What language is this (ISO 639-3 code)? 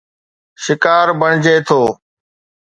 snd